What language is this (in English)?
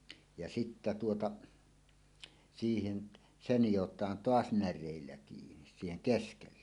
Finnish